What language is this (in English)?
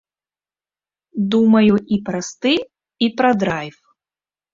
Belarusian